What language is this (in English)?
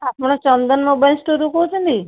Odia